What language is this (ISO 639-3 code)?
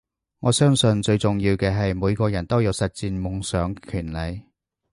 yue